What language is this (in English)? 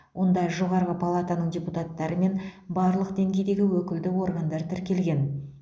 Kazakh